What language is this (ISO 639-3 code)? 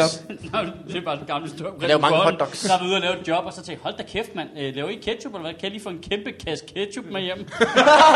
dan